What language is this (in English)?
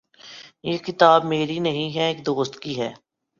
Urdu